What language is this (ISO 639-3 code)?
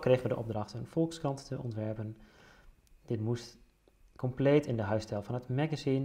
nld